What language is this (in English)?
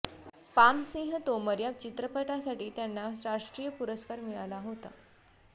Marathi